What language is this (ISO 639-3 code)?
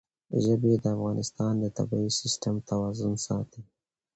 pus